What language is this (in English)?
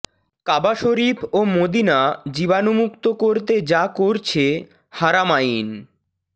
Bangla